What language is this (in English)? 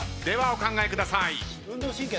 Japanese